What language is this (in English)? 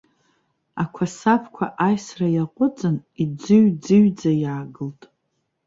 Abkhazian